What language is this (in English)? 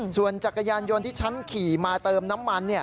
Thai